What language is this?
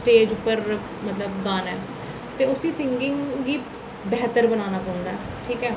Dogri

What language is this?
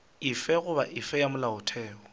Northern Sotho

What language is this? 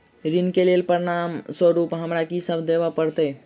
Maithili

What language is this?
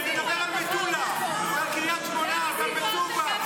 Hebrew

